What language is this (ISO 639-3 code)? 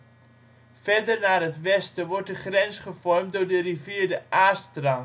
nld